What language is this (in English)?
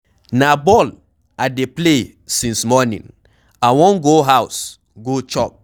Nigerian Pidgin